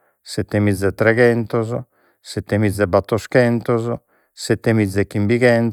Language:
Sardinian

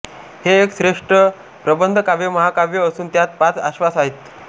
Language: Marathi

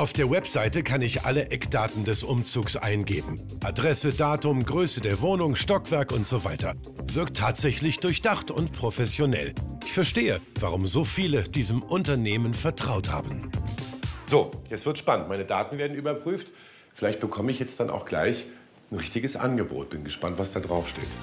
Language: German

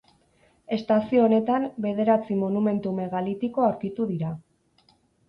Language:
Basque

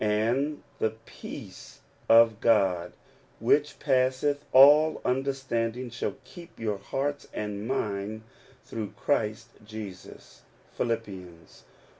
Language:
English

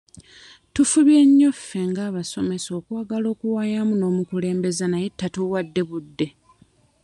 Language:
Ganda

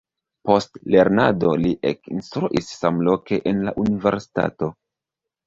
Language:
Esperanto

